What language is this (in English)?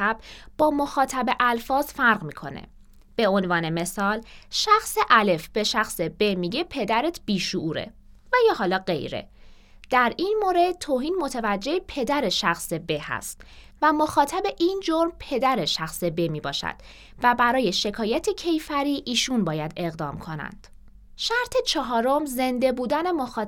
Persian